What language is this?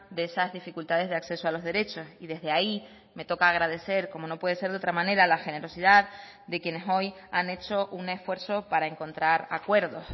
Spanish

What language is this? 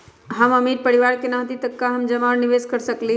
Magahi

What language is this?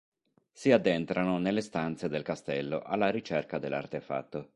Italian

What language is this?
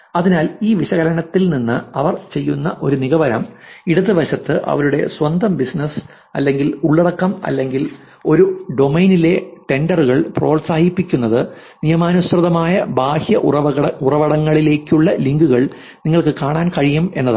Malayalam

